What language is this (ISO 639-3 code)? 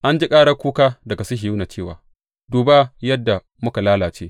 hau